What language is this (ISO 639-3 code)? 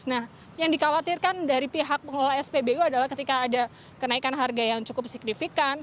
ind